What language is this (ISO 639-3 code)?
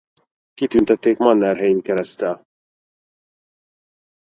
hun